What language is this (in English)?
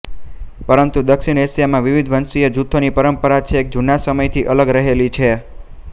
Gujarati